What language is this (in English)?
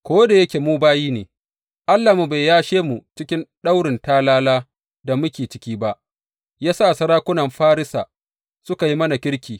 Hausa